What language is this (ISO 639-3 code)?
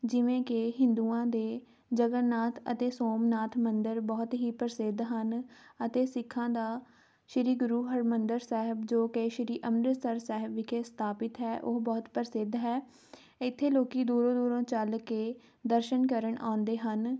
pan